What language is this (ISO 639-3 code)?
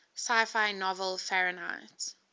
eng